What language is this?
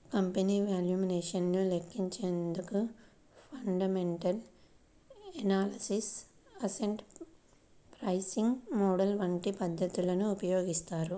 Telugu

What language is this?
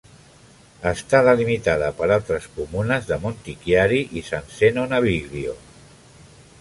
Catalan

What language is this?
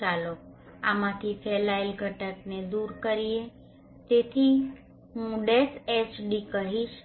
Gujarati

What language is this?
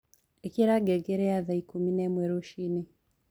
Kikuyu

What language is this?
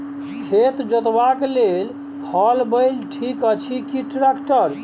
Maithili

